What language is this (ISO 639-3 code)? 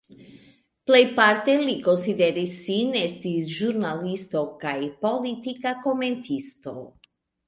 epo